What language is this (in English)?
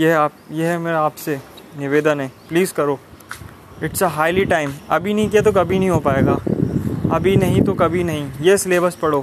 Hindi